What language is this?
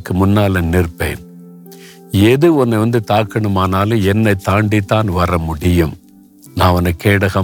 Tamil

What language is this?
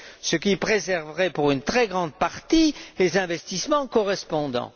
French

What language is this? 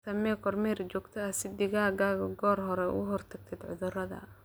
Somali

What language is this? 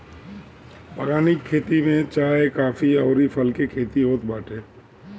Bhojpuri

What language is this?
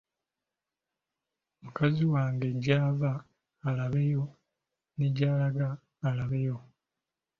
Ganda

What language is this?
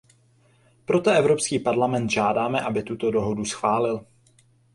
Czech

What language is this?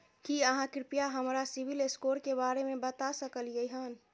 Maithili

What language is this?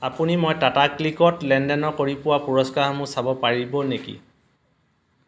Assamese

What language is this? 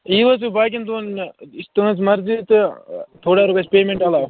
Kashmiri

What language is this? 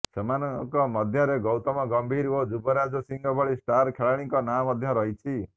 Odia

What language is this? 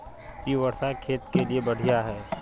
Magahi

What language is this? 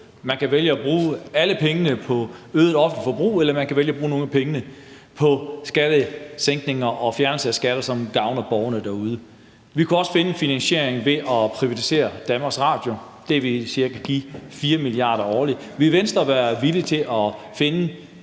Danish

